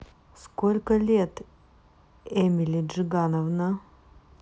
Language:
Russian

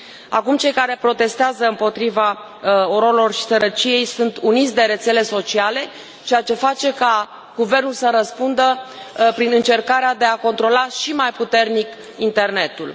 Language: Romanian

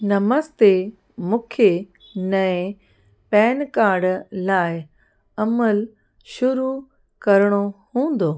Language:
Sindhi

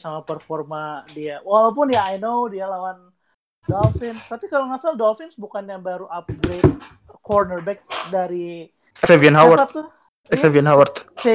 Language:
Indonesian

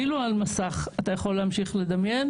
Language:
Hebrew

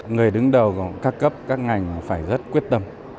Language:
Vietnamese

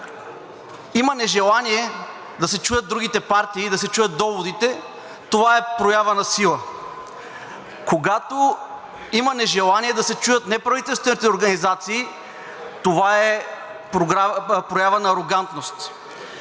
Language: Bulgarian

